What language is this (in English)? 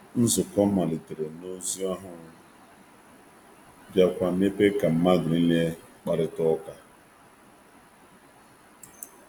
Igbo